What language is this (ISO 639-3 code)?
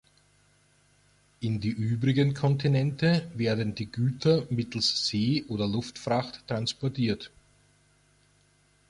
deu